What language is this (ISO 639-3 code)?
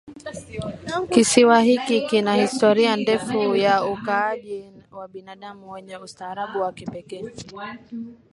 swa